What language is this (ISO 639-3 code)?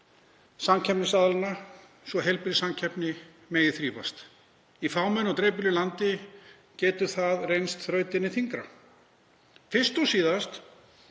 isl